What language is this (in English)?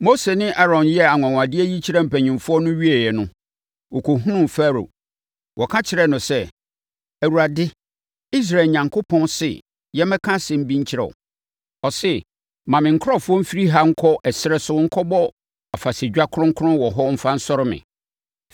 Akan